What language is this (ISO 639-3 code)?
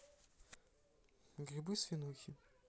rus